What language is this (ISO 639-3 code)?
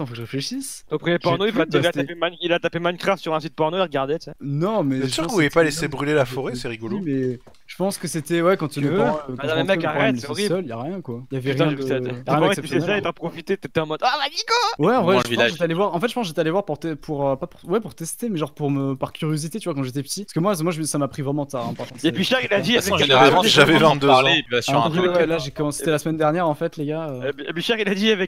fra